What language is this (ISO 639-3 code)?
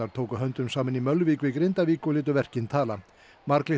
isl